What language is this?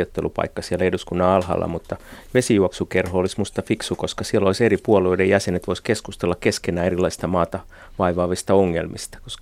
Finnish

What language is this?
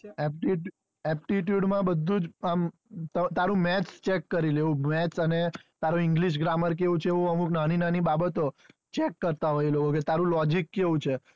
Gujarati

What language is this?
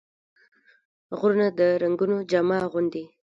Pashto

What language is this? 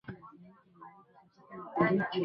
Swahili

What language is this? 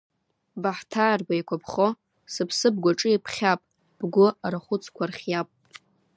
Abkhazian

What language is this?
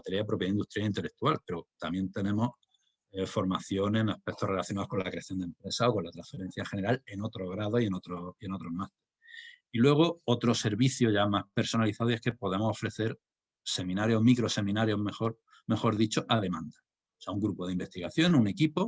Spanish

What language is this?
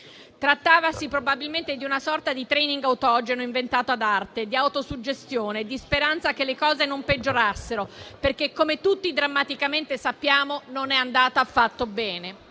Italian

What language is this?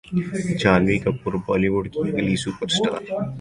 Urdu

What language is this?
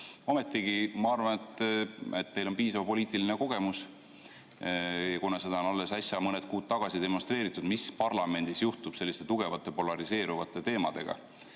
Estonian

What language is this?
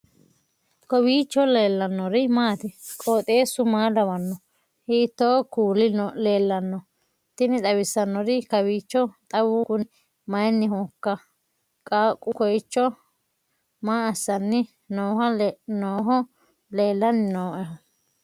Sidamo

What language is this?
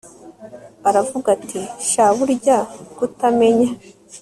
Kinyarwanda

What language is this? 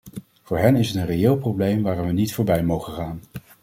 Dutch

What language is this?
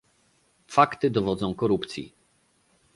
Polish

